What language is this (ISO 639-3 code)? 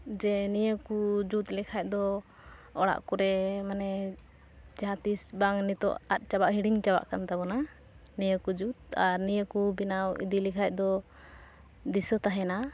sat